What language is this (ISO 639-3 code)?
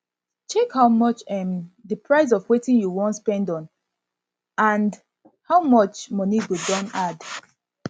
pcm